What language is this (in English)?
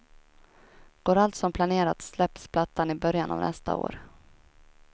Swedish